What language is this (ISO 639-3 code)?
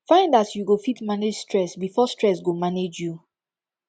pcm